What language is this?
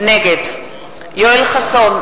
Hebrew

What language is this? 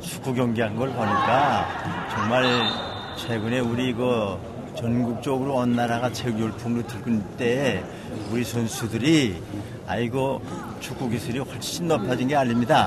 Korean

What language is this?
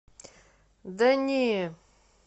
Russian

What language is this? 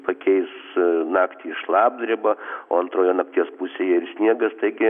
Lithuanian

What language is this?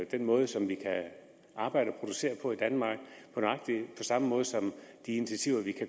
Danish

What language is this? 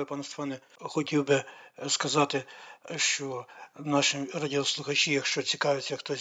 Ukrainian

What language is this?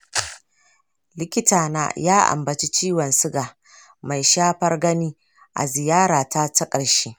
Hausa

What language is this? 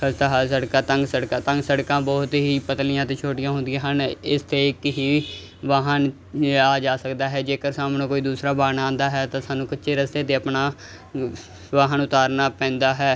Punjabi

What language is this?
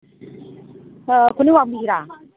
Manipuri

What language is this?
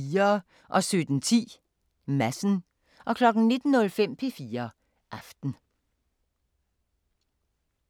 Danish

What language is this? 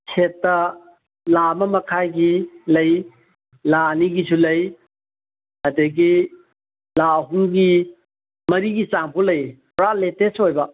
Manipuri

